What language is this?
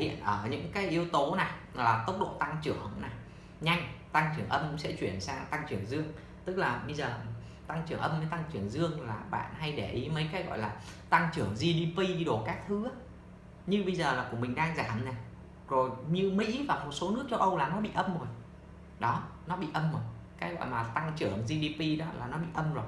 Vietnamese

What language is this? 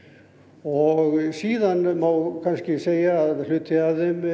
Icelandic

